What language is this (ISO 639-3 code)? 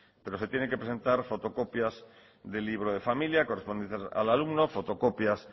spa